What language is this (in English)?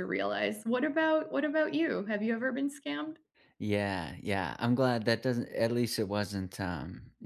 English